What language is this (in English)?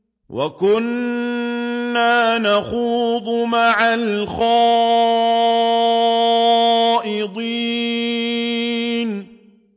Arabic